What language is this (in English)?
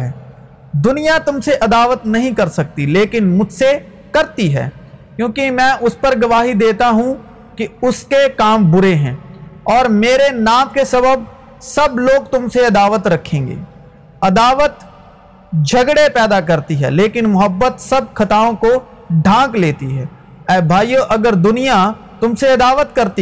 Urdu